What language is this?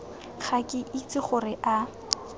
Tswana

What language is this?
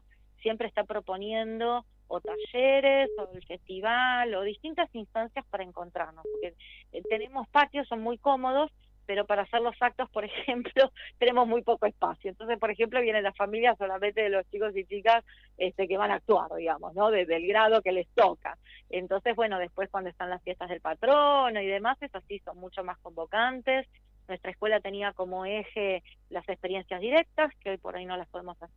Spanish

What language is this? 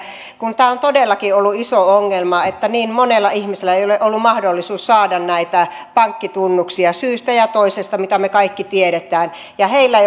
Finnish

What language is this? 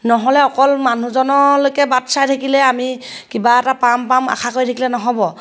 Assamese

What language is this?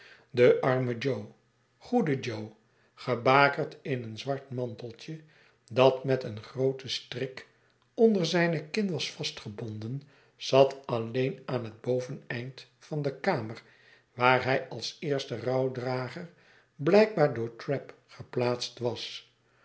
Dutch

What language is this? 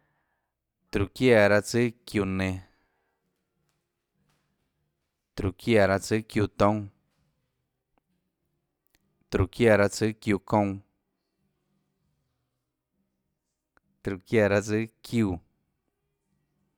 Tlacoatzintepec Chinantec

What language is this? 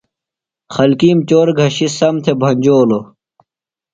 Phalura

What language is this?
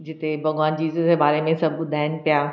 Sindhi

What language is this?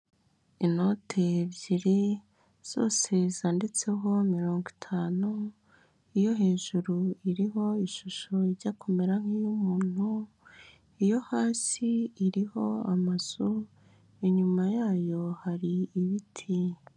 Kinyarwanda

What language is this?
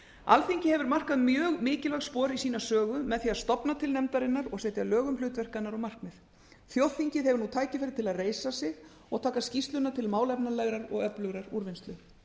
Icelandic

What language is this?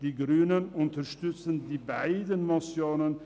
Swiss German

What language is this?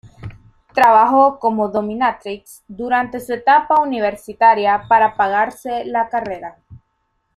Spanish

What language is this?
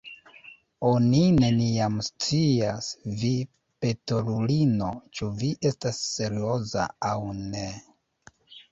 Esperanto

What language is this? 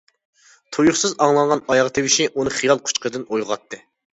Uyghur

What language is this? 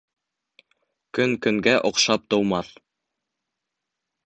Bashkir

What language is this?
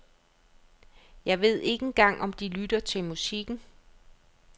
Danish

